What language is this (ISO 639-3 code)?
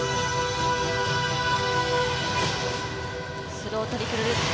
jpn